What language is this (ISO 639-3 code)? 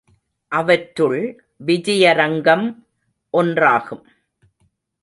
tam